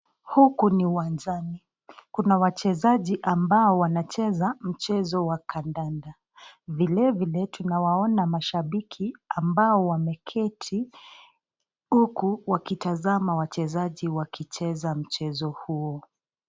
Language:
Swahili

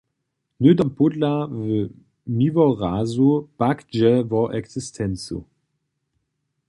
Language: Upper Sorbian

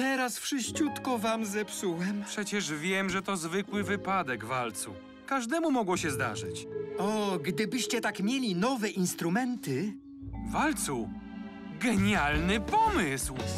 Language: Polish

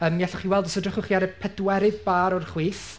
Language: Welsh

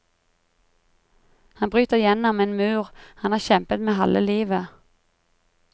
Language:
Norwegian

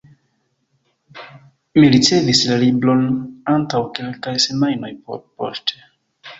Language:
Esperanto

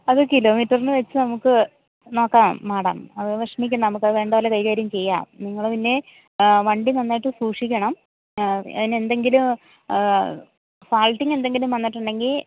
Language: Malayalam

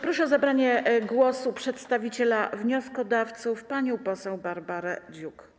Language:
Polish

